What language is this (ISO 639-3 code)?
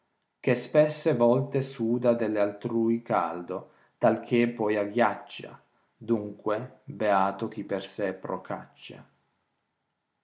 ita